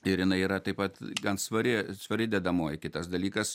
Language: Lithuanian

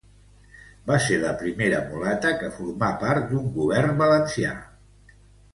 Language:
Catalan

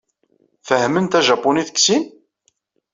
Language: Kabyle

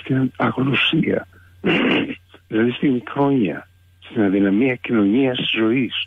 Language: Greek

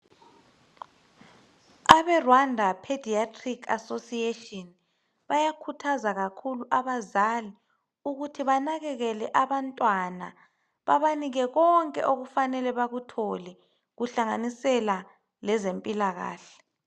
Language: North Ndebele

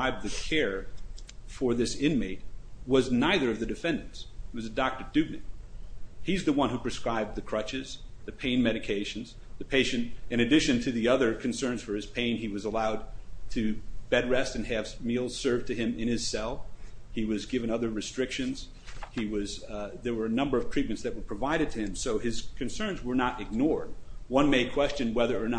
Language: English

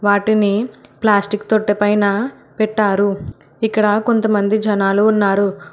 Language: Telugu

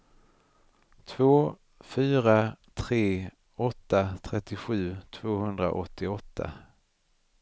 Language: Swedish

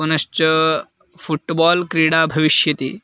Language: Sanskrit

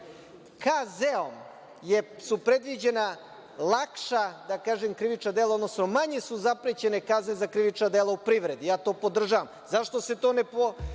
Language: Serbian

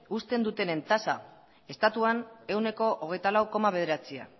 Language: Basque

